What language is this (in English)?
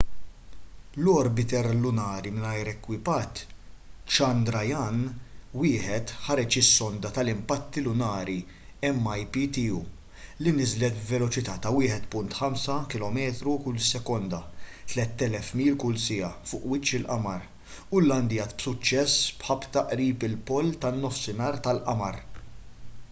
Maltese